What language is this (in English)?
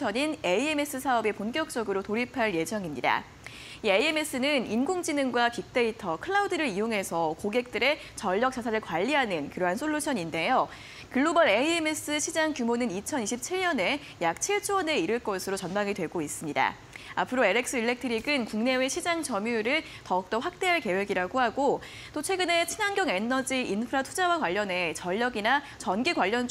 Korean